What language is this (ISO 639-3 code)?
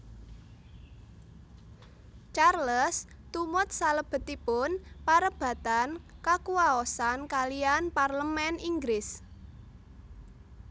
jav